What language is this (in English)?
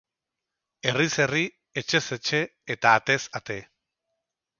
Basque